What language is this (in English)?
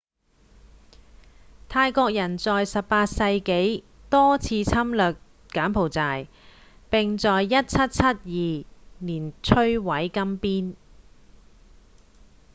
Cantonese